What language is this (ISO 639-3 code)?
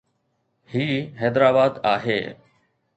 snd